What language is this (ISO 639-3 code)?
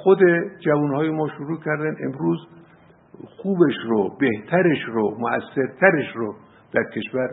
fas